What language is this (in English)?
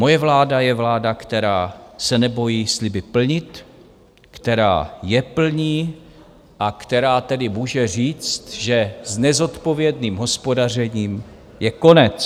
Czech